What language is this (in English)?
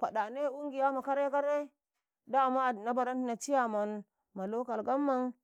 Karekare